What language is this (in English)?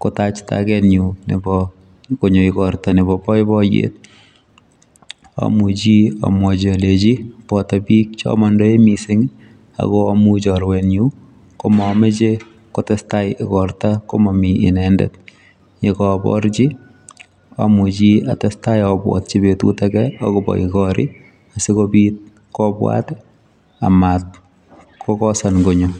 Kalenjin